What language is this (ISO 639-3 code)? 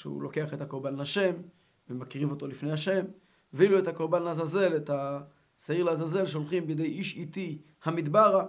heb